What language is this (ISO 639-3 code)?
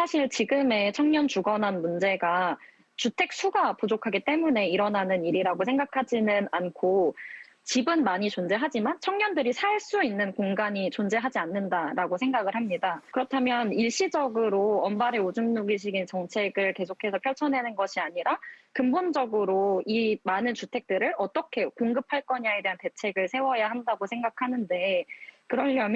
kor